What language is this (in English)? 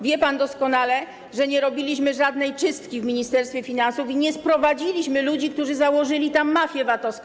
Polish